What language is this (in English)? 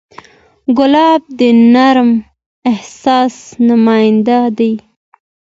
Pashto